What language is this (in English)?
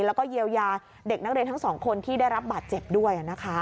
Thai